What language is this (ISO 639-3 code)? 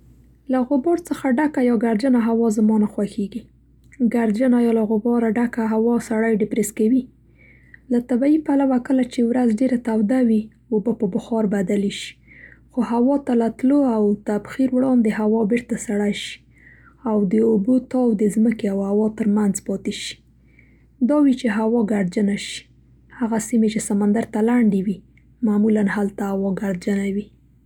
pst